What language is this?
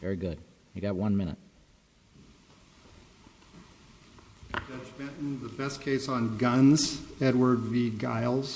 English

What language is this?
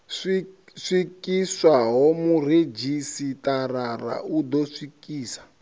Venda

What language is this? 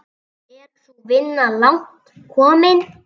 Icelandic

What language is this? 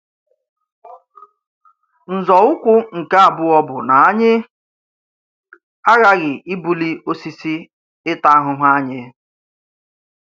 Igbo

